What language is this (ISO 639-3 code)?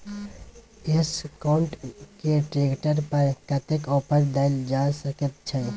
mai